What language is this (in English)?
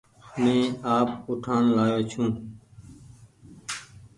Goaria